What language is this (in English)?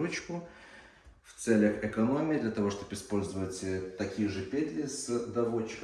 Russian